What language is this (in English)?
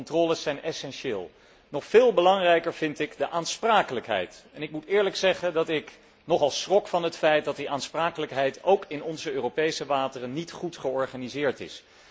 Dutch